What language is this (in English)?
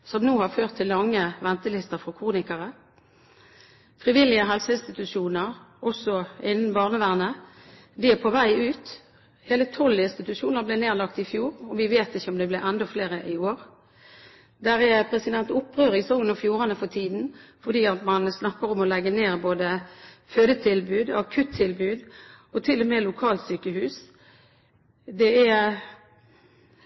Norwegian Bokmål